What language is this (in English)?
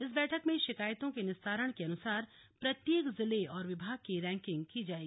Hindi